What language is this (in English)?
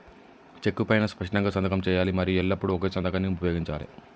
Telugu